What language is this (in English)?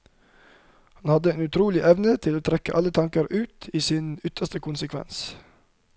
Norwegian